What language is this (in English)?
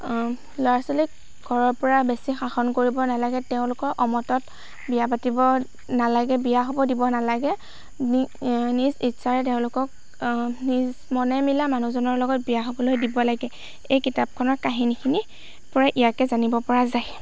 Assamese